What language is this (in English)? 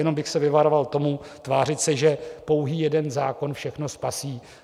Czech